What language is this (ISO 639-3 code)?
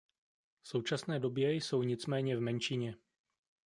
ces